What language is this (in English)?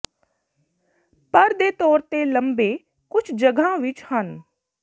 Punjabi